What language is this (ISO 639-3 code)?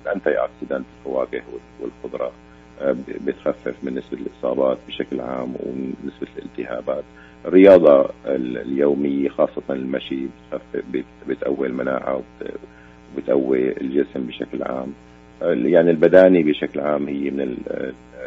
ara